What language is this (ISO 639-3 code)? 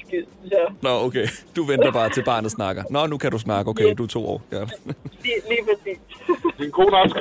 dan